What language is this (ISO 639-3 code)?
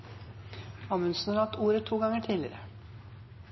nob